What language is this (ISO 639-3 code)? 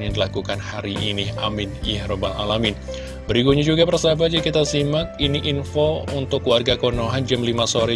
ind